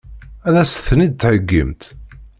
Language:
Kabyle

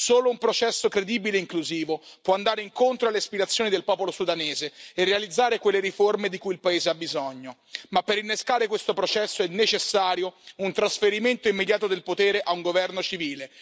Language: Italian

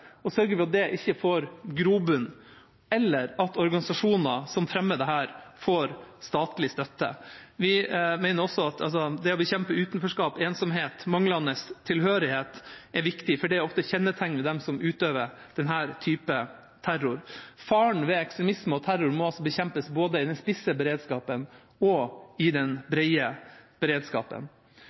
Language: Norwegian Bokmål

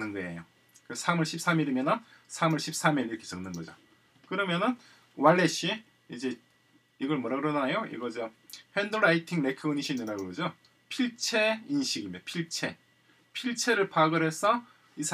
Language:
Korean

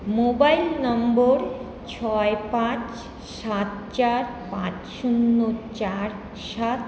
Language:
Bangla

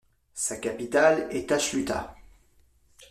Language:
French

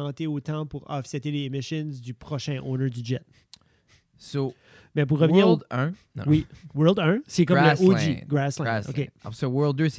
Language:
French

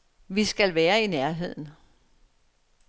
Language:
Danish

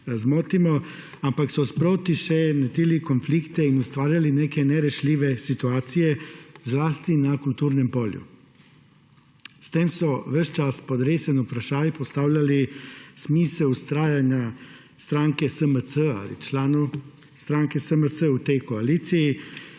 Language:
Slovenian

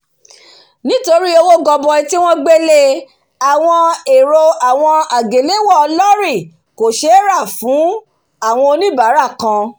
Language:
Yoruba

